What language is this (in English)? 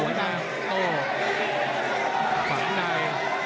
Thai